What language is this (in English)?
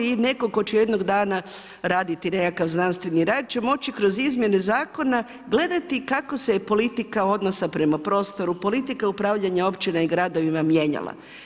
Croatian